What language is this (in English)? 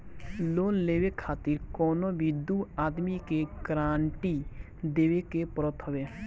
Bhojpuri